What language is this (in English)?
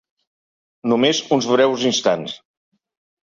Catalan